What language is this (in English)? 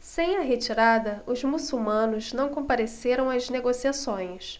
Portuguese